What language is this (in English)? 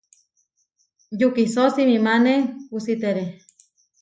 Huarijio